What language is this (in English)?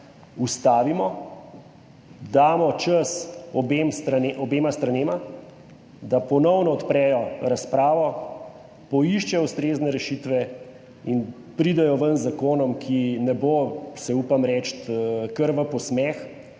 Slovenian